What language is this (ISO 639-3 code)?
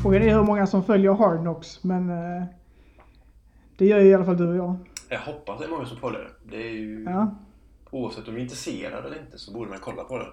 swe